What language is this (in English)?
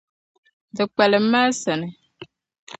Dagbani